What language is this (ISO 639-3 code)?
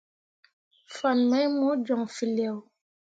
mua